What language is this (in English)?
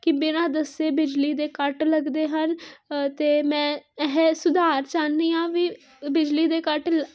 Punjabi